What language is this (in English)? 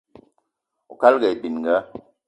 Eton (Cameroon)